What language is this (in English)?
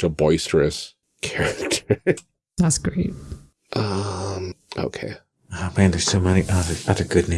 English